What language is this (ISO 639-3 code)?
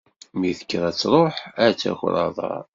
kab